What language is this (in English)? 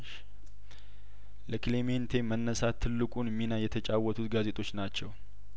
Amharic